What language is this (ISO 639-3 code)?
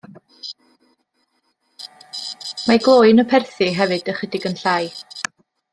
cym